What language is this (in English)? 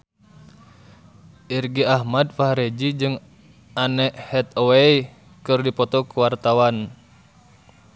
Sundanese